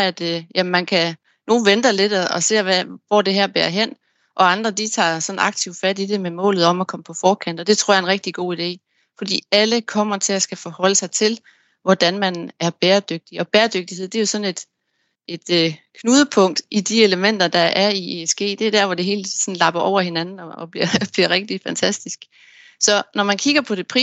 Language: Danish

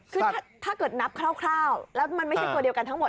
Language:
Thai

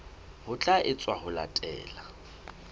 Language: Southern Sotho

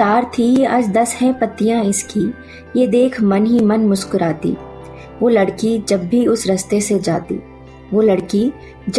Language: Hindi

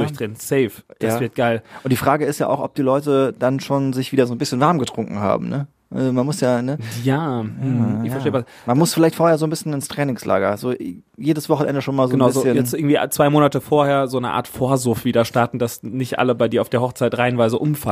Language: German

